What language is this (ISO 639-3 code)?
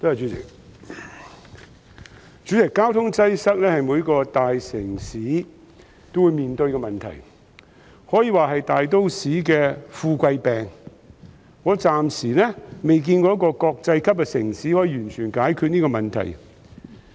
yue